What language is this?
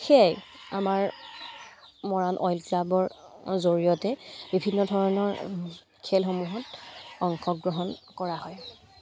Assamese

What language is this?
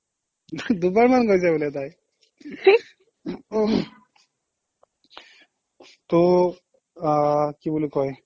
Assamese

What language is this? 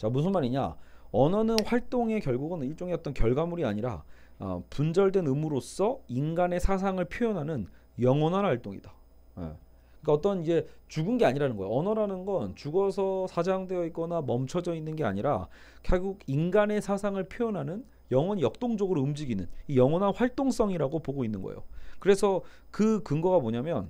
Korean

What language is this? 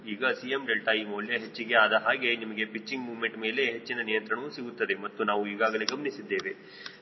Kannada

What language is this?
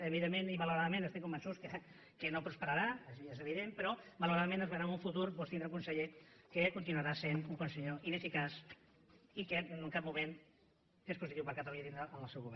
Catalan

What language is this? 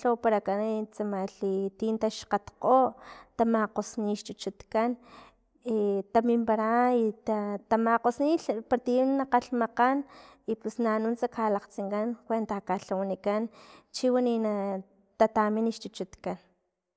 Filomena Mata-Coahuitlán Totonac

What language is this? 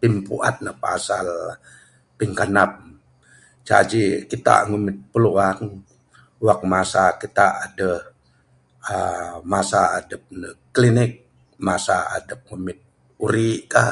Bukar-Sadung Bidayuh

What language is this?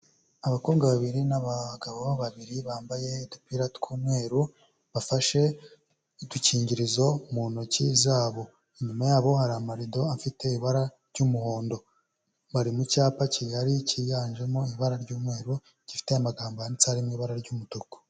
Kinyarwanda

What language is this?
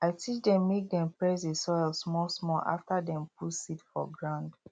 Nigerian Pidgin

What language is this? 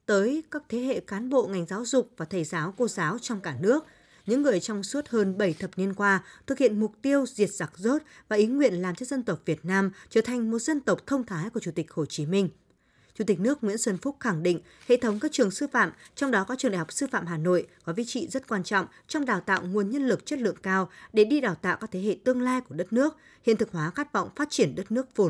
Vietnamese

